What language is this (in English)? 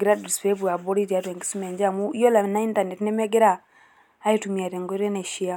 Masai